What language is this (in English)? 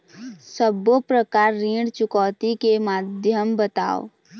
Chhattisgarhi